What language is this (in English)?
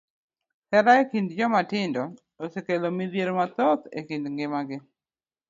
Luo (Kenya and Tanzania)